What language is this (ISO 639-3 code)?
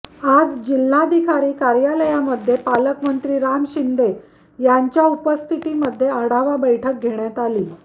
mar